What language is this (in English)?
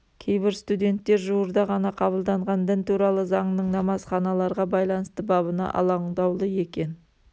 Kazakh